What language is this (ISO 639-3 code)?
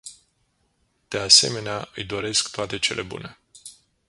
ron